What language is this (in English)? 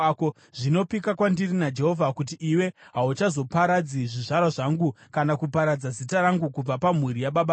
Shona